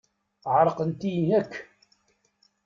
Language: Kabyle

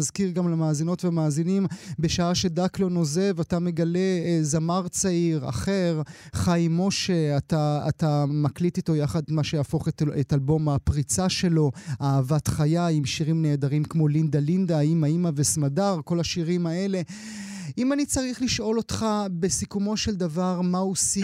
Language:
Hebrew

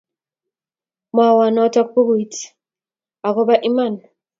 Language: Kalenjin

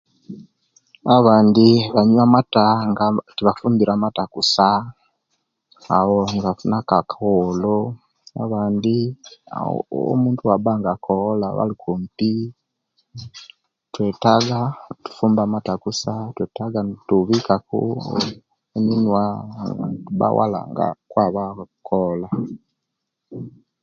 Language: Kenyi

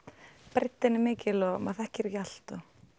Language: Icelandic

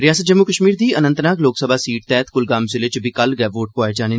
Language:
Dogri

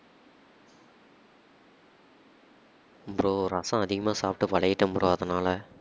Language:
Tamil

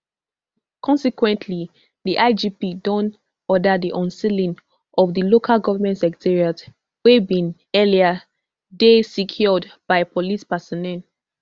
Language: Nigerian Pidgin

